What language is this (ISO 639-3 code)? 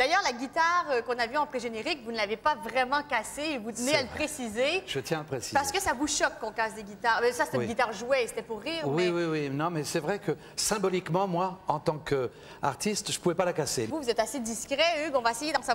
fra